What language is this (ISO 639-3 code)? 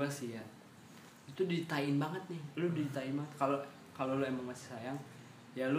ind